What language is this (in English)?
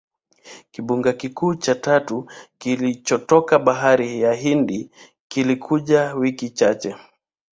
Swahili